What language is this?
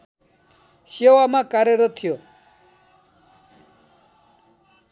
Nepali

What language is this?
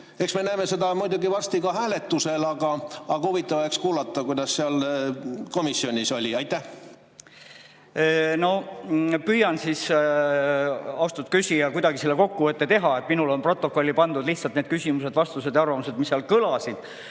Estonian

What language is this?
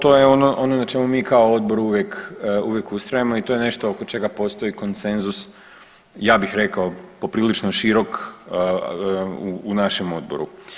Croatian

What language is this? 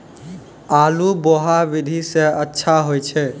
Maithili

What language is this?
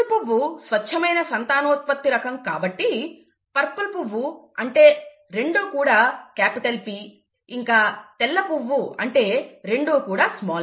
Telugu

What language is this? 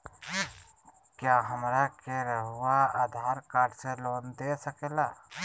Magahi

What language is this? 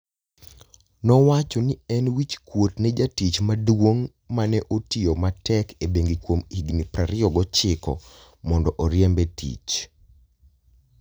Luo (Kenya and Tanzania)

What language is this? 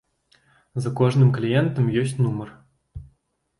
Belarusian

